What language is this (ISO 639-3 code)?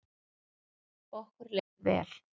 isl